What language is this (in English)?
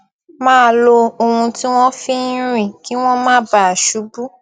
Yoruba